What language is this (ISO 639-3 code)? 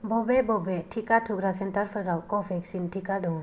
brx